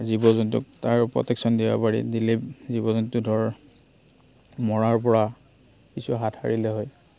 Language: Assamese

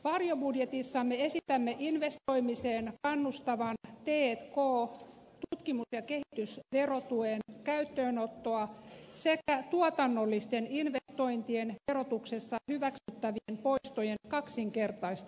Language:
Finnish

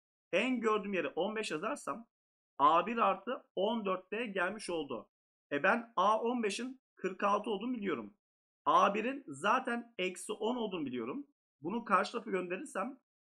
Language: Turkish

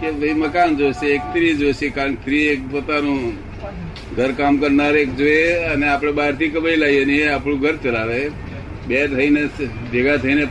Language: Gujarati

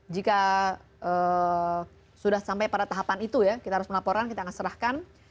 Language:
Indonesian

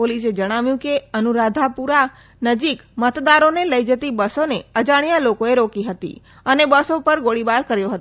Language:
Gujarati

